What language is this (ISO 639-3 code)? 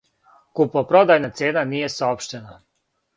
srp